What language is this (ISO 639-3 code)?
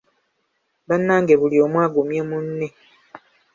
lug